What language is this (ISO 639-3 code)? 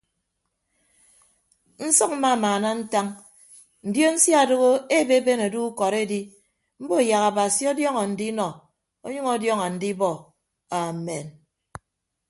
ibb